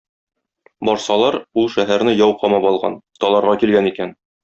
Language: Tatar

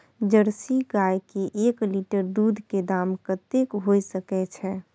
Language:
Maithili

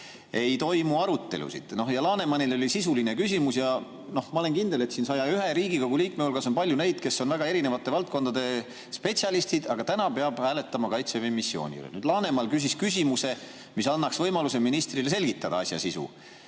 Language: Estonian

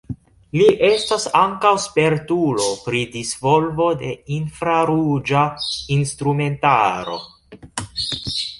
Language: Esperanto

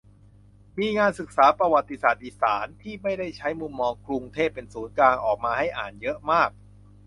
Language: Thai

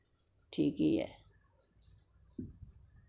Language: Dogri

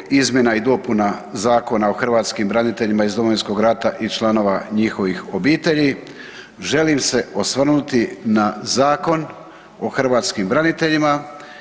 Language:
Croatian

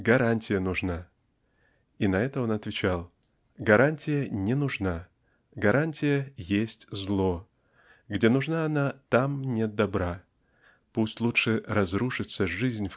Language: Russian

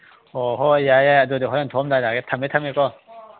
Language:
Manipuri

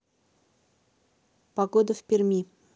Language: Russian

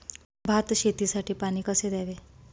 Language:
Marathi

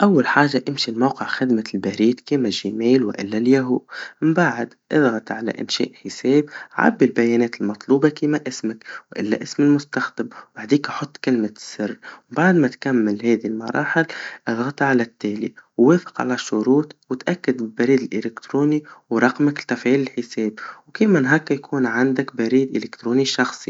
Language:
Tunisian Arabic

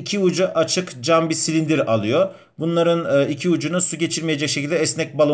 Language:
Turkish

